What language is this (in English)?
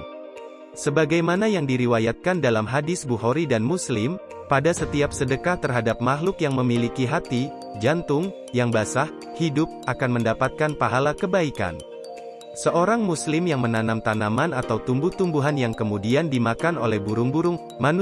Indonesian